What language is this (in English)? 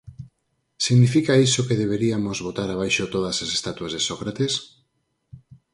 Galician